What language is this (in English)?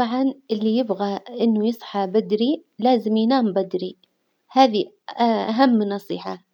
Hijazi Arabic